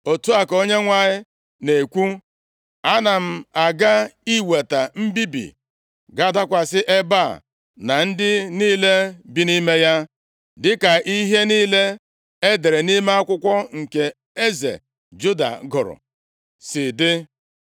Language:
Igbo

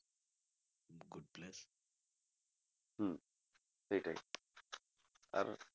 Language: Bangla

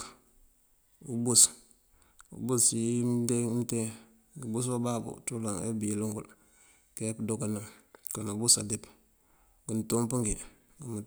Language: Mandjak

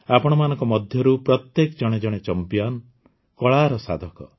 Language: Odia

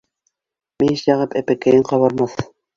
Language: Bashkir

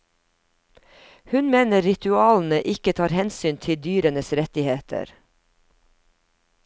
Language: Norwegian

